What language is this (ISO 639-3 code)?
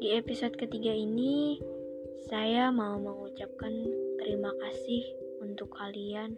ind